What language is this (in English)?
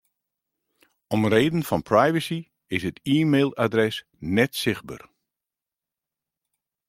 Western Frisian